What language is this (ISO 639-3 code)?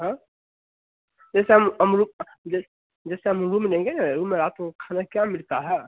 hin